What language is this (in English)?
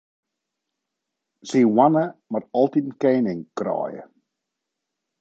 Western Frisian